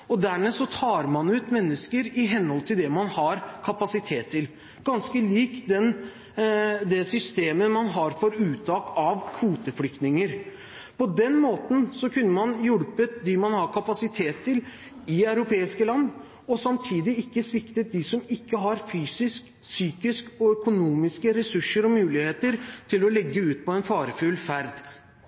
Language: Norwegian Bokmål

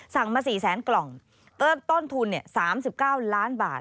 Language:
Thai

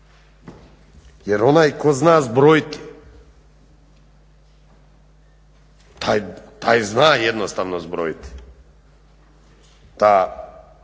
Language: Croatian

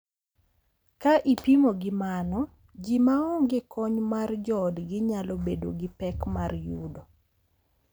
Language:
Luo (Kenya and Tanzania)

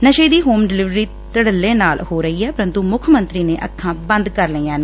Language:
Punjabi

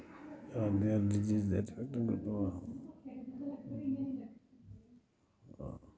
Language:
Dogri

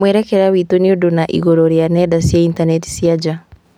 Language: Kikuyu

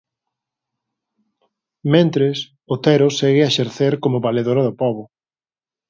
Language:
Galician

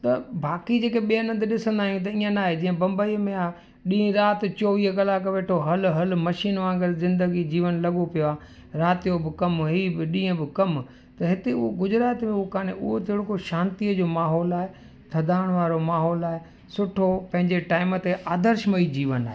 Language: Sindhi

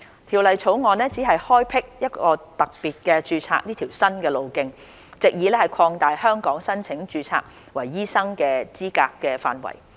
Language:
Cantonese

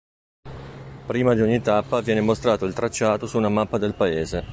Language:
Italian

